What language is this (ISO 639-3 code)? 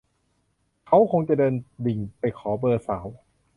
tha